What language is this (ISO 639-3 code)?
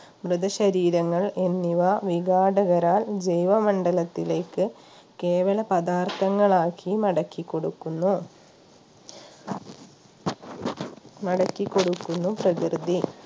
mal